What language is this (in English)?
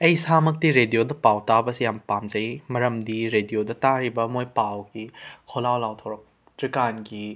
Manipuri